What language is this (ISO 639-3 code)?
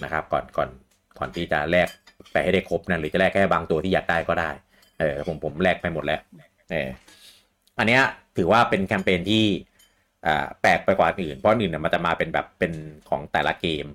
tha